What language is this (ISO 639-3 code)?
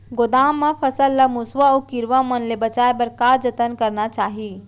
hne